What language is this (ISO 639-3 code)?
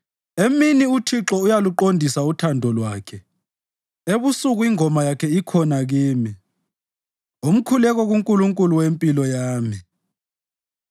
nde